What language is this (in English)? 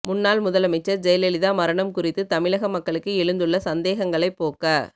Tamil